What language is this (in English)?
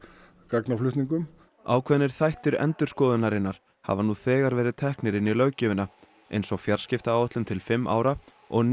Icelandic